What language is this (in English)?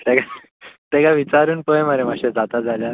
Konkani